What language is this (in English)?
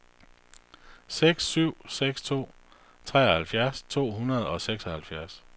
Danish